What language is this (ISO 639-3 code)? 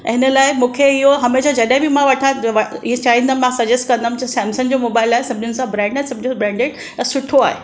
snd